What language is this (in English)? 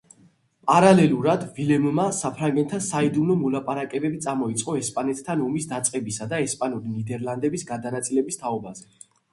Georgian